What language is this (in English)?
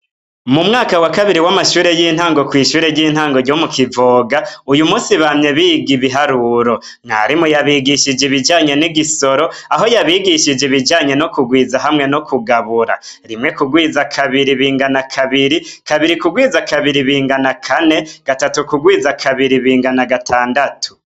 Rundi